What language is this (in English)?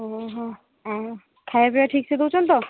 Odia